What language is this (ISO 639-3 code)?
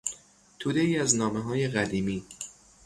fas